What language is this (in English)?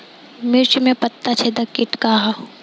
Bhojpuri